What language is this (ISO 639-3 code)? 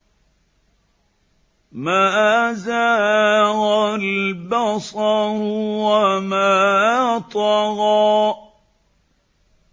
ara